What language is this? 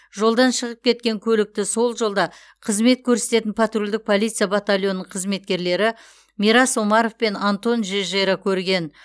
Kazakh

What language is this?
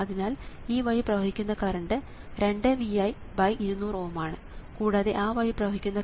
Malayalam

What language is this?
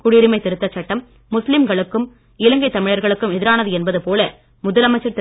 Tamil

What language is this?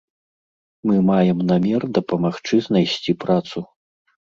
Belarusian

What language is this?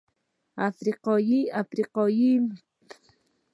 Pashto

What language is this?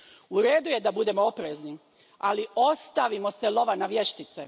Croatian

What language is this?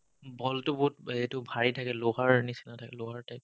Assamese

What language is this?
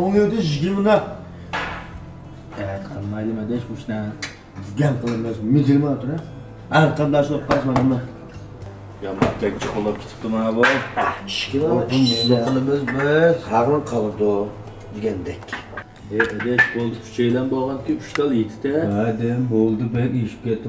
Turkish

